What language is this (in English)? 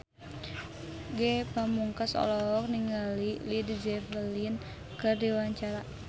Sundanese